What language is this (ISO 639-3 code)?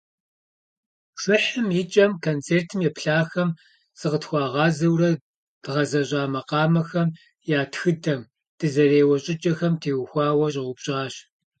kbd